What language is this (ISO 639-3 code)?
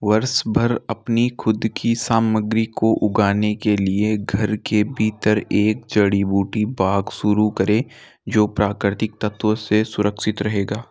hin